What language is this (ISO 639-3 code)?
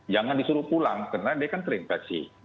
ind